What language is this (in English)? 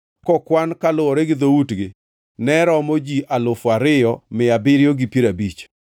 Luo (Kenya and Tanzania)